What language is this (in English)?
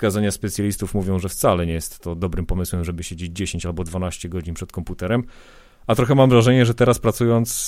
Polish